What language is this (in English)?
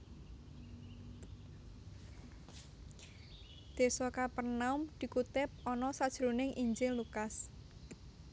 Javanese